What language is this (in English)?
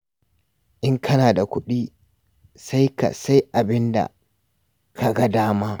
Hausa